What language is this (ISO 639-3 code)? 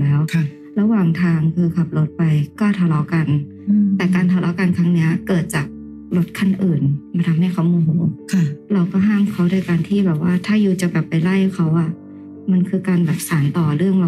tha